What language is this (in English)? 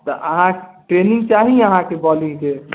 Maithili